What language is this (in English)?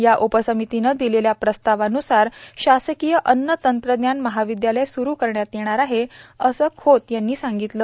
Marathi